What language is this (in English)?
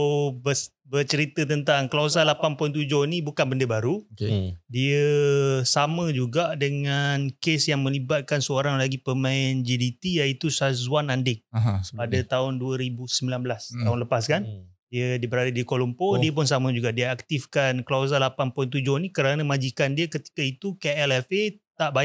Malay